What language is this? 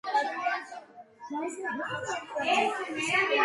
Georgian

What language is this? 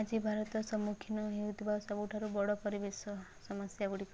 Odia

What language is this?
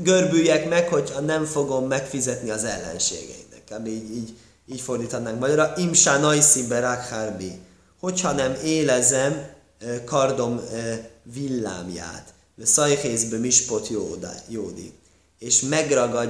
Hungarian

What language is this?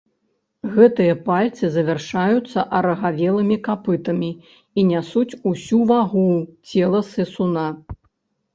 Belarusian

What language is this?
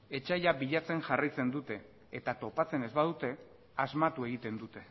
Basque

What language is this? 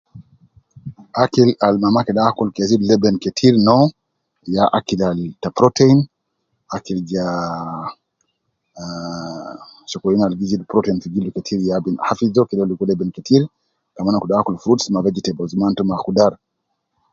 Nubi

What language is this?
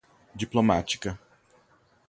Portuguese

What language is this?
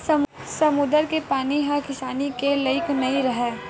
Chhattisgarhi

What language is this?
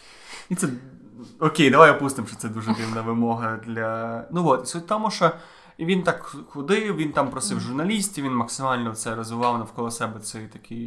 Ukrainian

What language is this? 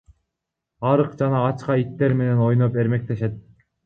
Kyrgyz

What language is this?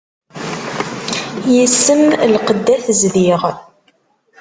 Kabyle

